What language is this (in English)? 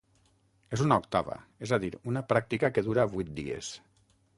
Catalan